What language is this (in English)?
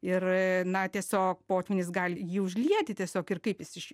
Lithuanian